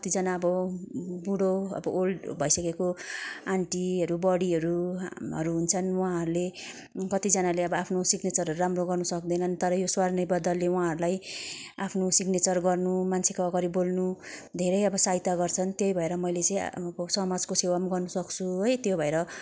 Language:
Nepali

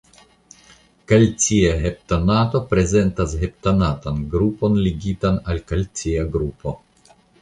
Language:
Esperanto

